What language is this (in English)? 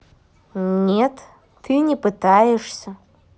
Russian